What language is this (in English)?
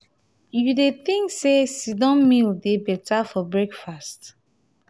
Nigerian Pidgin